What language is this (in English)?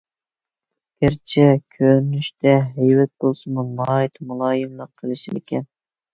Uyghur